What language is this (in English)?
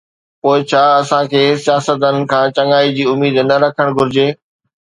Sindhi